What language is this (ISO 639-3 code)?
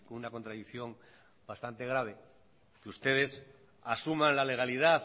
spa